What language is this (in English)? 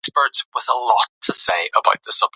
Pashto